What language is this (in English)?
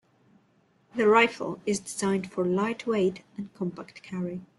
English